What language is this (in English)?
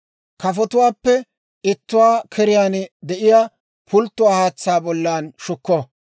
Dawro